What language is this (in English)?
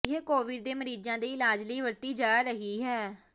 Punjabi